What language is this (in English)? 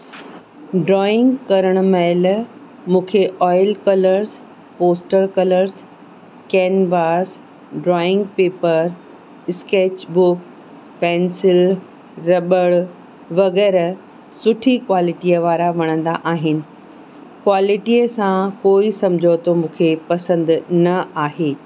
Sindhi